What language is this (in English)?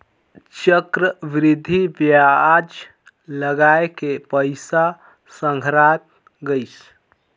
Chhattisgarhi